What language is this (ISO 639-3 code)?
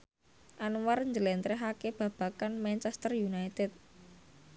jav